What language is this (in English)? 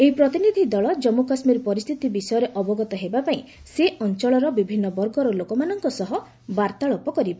Odia